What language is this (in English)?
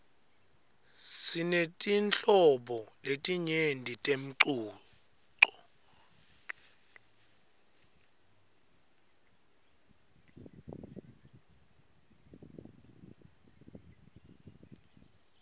Swati